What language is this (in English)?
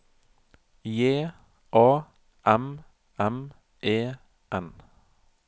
Norwegian